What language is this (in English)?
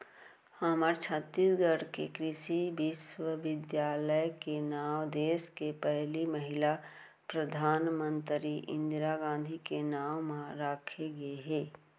Chhattisgarhi